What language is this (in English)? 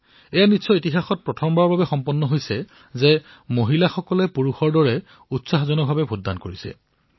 Assamese